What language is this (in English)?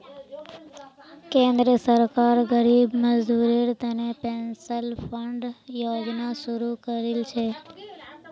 Magahi